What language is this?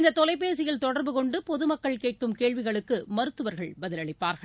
Tamil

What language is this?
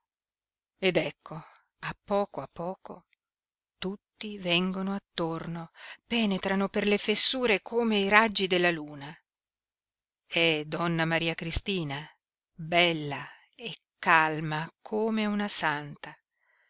Italian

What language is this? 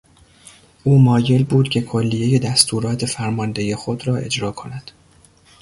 Persian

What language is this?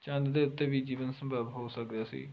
Punjabi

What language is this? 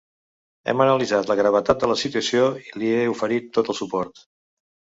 Catalan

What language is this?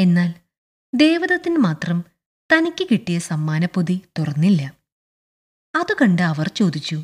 Malayalam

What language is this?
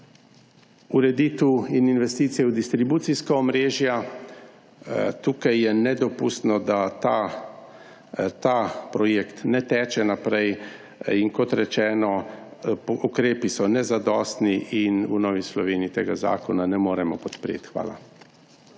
Slovenian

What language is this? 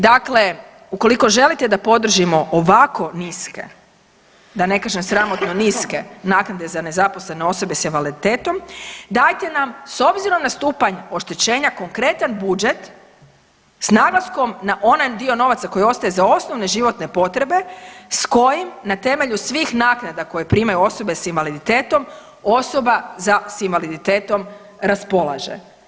Croatian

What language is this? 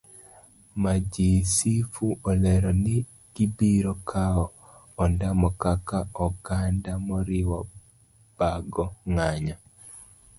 Luo (Kenya and Tanzania)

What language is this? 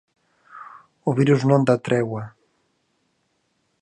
Galician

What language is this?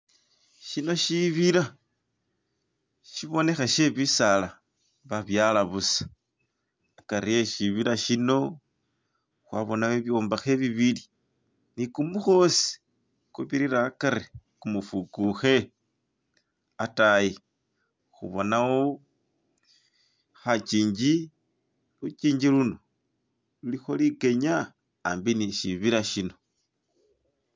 Masaaba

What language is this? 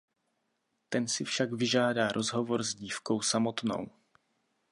Czech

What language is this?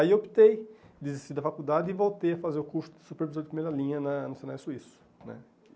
Portuguese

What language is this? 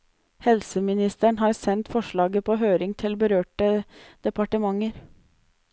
Norwegian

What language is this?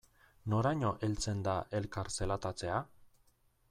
Basque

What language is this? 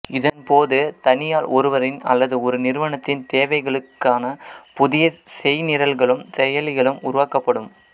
Tamil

